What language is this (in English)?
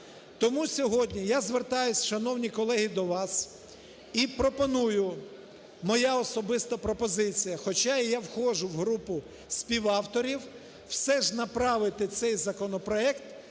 Ukrainian